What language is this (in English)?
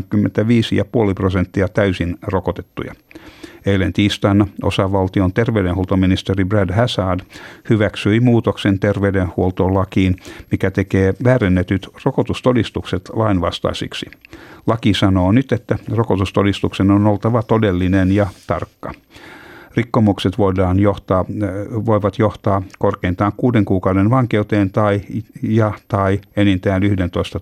Finnish